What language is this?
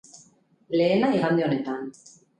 Basque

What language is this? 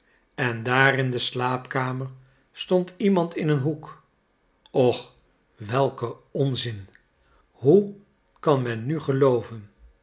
Dutch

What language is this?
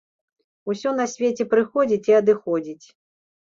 Belarusian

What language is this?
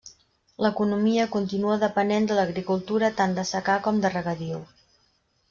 Catalan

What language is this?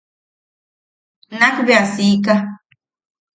Yaqui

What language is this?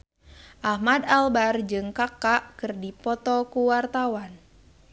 Sundanese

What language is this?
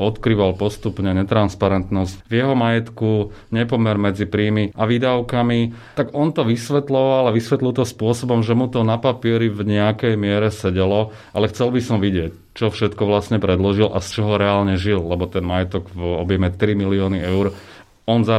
Slovak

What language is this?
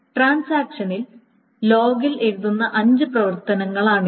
Malayalam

